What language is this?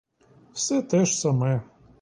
Ukrainian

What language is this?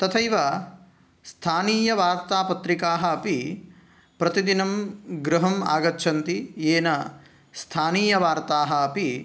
Sanskrit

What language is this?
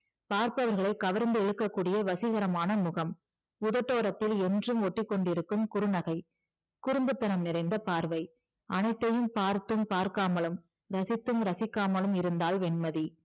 Tamil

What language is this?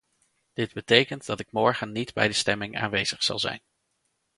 Dutch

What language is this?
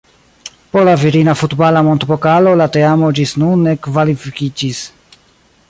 Esperanto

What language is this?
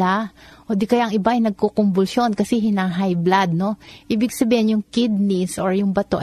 Filipino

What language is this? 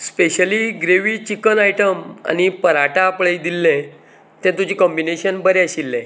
Konkani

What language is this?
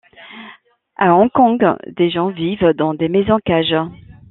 French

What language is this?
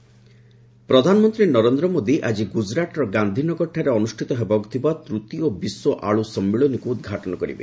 Odia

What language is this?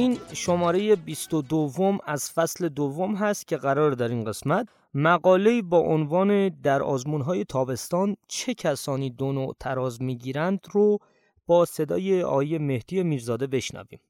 Persian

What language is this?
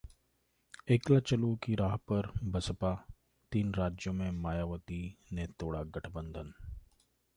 Hindi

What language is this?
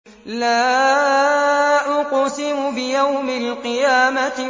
Arabic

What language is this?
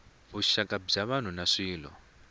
Tsonga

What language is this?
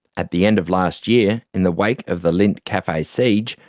English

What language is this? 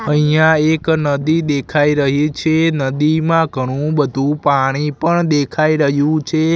Gujarati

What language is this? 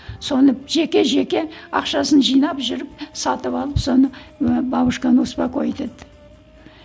Kazakh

